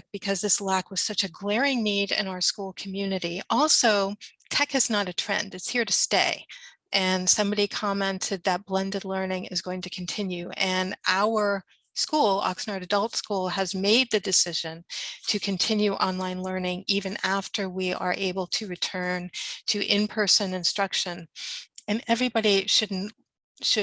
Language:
English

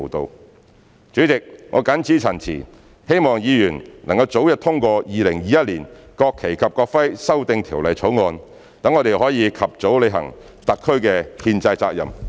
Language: Cantonese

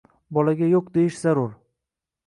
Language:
Uzbek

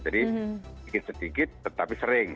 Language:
Indonesian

